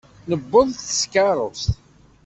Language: Kabyle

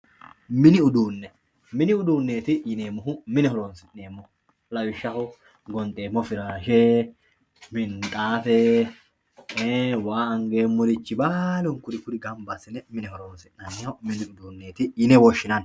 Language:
Sidamo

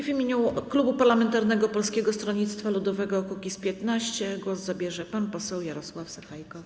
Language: Polish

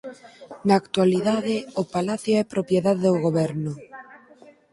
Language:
Galician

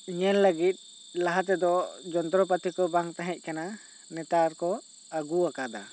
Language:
Santali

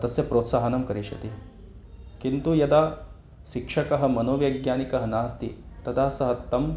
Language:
Sanskrit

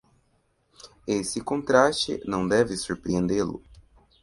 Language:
Portuguese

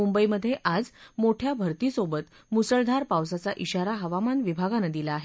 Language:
Marathi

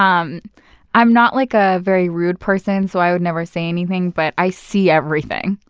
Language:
English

